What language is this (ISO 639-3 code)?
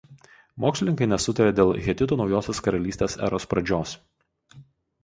lit